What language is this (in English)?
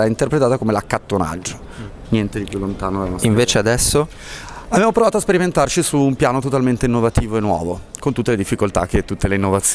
Italian